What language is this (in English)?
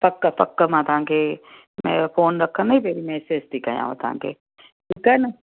Sindhi